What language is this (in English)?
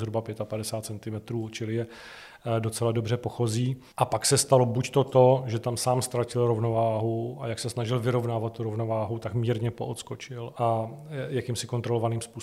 Czech